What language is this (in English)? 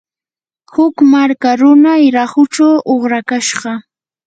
Yanahuanca Pasco Quechua